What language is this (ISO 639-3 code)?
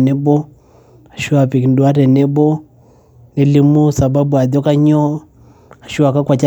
mas